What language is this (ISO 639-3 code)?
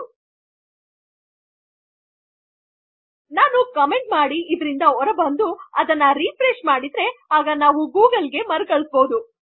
kan